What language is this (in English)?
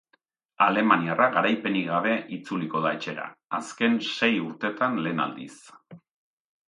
Basque